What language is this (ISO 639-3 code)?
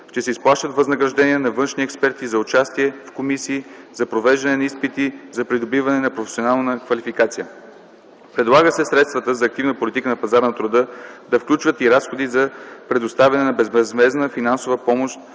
bul